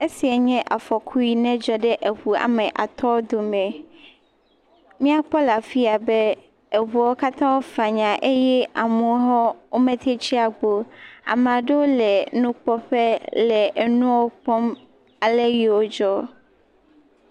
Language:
Ewe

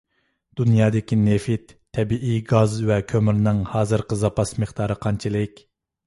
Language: Uyghur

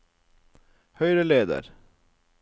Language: Norwegian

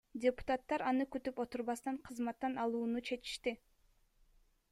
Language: Kyrgyz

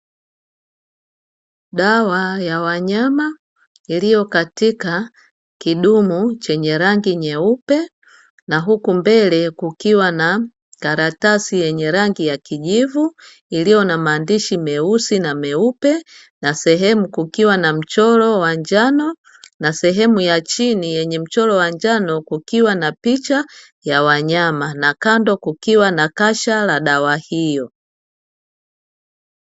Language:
Swahili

